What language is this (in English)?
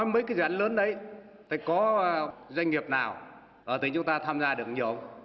Vietnamese